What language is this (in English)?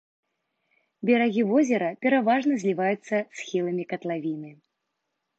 Belarusian